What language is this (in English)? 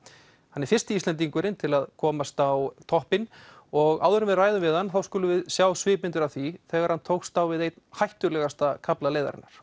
Icelandic